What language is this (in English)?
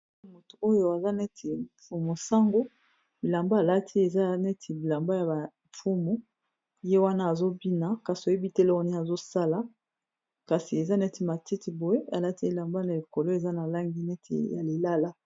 Lingala